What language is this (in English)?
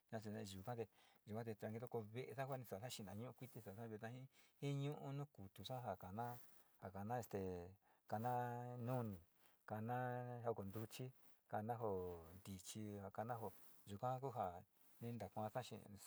Sinicahua Mixtec